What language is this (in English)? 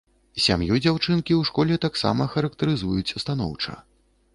Belarusian